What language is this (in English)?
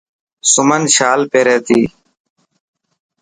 Dhatki